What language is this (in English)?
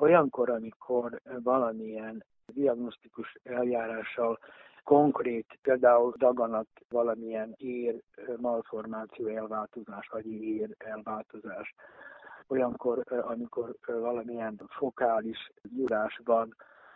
Hungarian